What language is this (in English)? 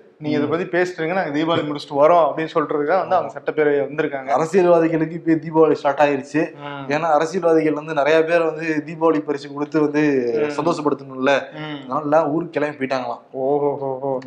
Tamil